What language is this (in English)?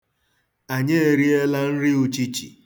Igbo